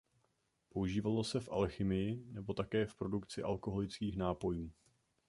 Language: Czech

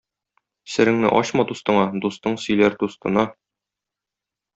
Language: Tatar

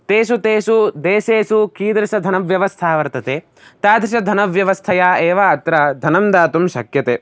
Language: Sanskrit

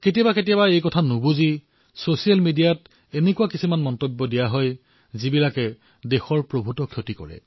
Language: Assamese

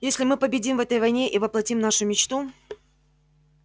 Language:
Russian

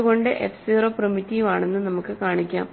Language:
Malayalam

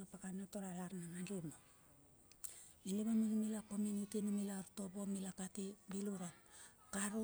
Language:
Bilur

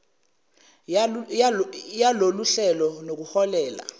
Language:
Zulu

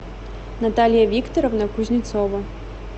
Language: Russian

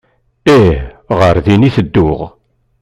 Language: Kabyle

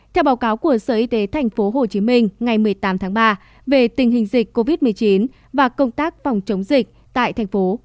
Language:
Vietnamese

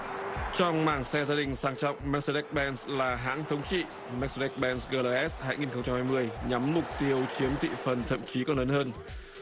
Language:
Vietnamese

